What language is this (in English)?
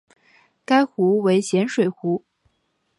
Chinese